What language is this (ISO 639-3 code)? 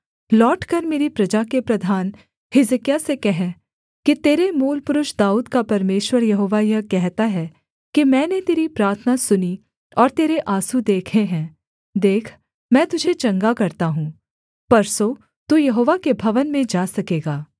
hin